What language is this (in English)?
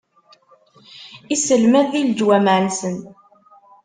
Kabyle